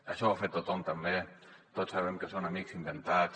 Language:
Catalan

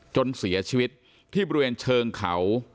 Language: Thai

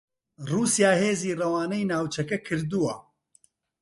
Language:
Central Kurdish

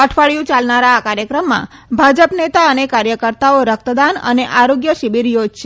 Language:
Gujarati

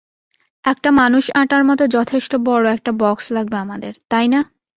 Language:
Bangla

